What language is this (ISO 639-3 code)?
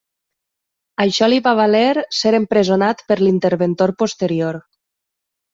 cat